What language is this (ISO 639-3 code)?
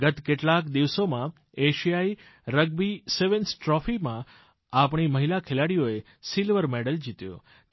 guj